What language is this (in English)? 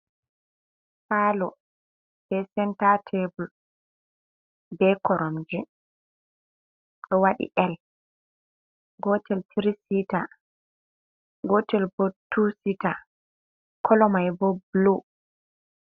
Fula